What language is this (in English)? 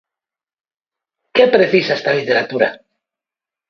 Galician